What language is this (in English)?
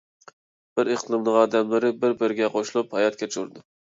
Uyghur